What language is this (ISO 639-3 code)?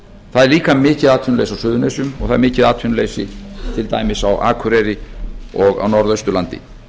isl